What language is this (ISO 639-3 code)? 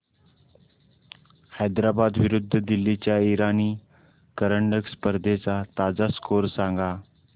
mar